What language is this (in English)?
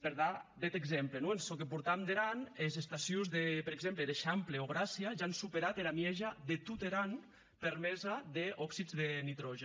Catalan